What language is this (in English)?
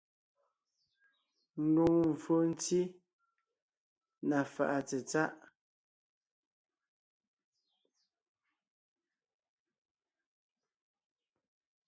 Ngiemboon